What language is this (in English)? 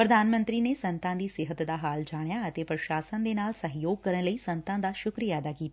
Punjabi